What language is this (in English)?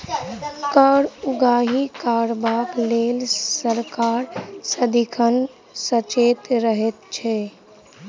Maithili